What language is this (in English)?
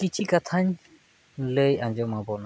Santali